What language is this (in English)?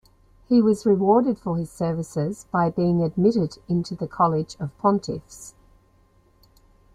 English